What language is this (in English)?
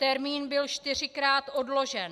Czech